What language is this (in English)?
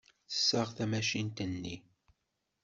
Kabyle